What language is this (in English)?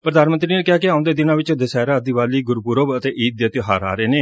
Punjabi